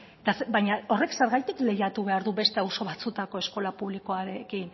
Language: Basque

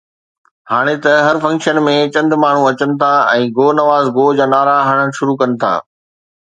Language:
Sindhi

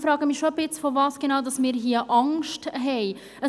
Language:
Swiss German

